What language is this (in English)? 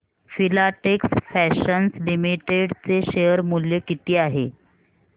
Marathi